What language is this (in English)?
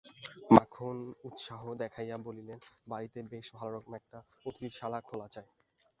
Bangla